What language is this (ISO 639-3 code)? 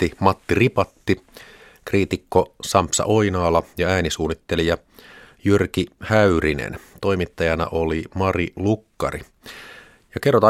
fin